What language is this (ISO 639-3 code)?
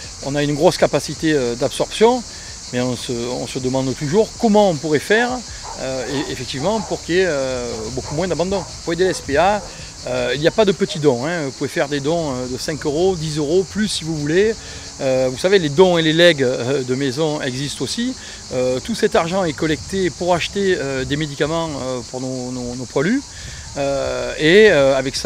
fra